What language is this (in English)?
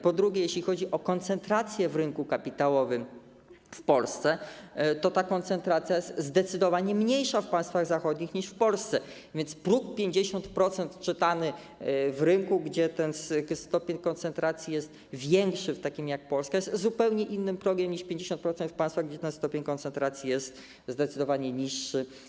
Polish